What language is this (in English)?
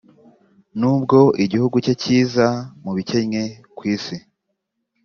Kinyarwanda